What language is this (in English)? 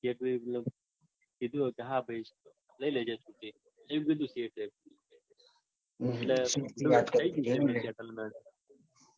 Gujarati